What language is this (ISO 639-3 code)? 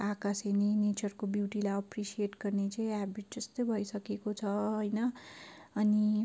nep